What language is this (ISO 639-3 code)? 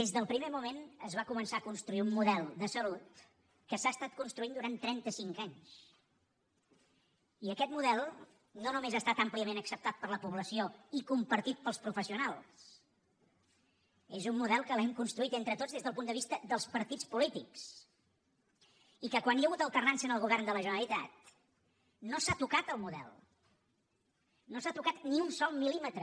cat